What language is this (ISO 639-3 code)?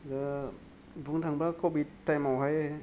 brx